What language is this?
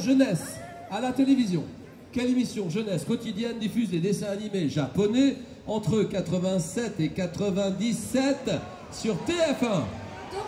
French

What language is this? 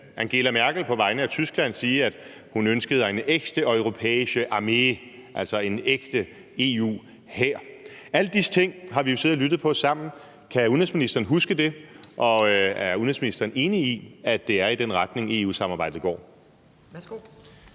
Danish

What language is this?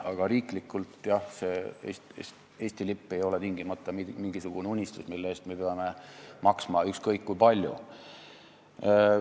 Estonian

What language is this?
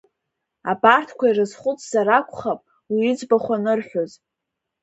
Abkhazian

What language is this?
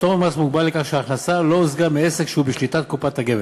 Hebrew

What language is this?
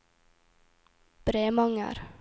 Norwegian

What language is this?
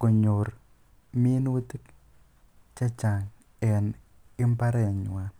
Kalenjin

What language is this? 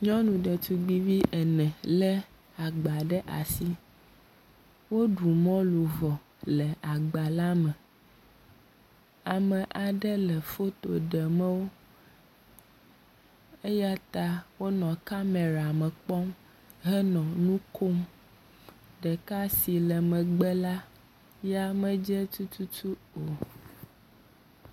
Ewe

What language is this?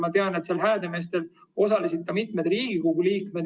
Estonian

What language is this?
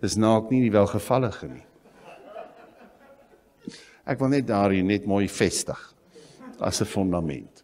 Dutch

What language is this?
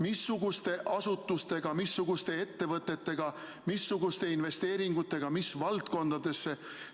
Estonian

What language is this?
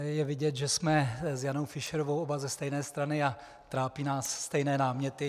Czech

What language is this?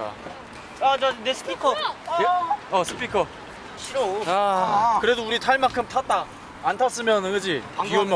Korean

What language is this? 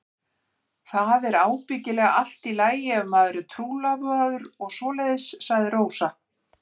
Icelandic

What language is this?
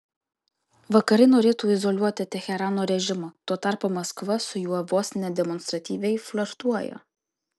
Lithuanian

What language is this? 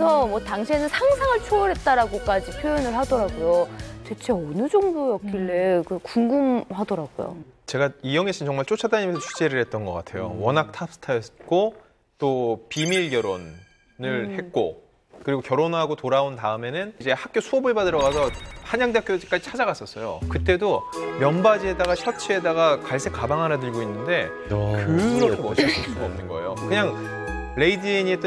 Korean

